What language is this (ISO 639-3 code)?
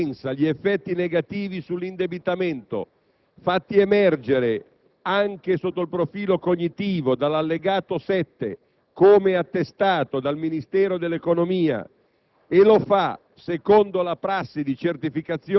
ita